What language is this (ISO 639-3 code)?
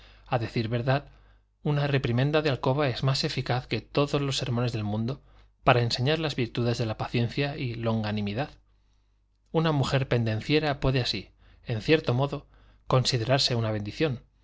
spa